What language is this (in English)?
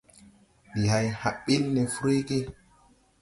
Tupuri